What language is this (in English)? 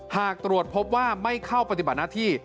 Thai